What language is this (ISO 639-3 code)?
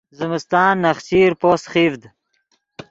ydg